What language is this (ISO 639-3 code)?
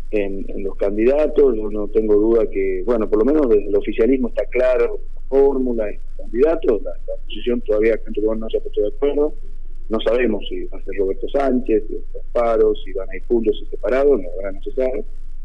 spa